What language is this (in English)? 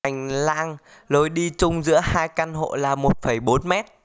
Vietnamese